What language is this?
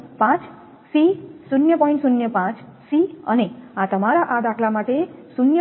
Gujarati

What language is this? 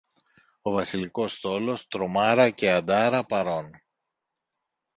Greek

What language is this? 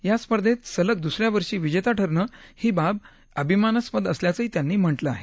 Marathi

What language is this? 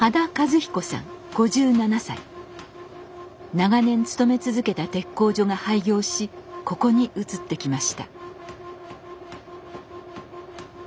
Japanese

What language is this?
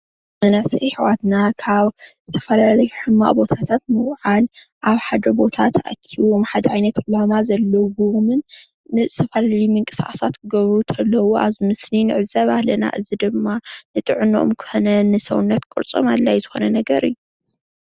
Tigrinya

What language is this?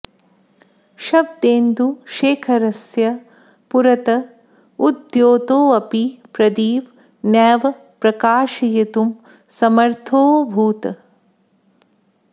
Sanskrit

